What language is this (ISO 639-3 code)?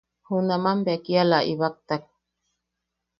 yaq